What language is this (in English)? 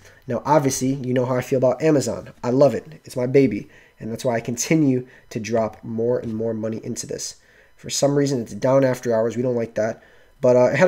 English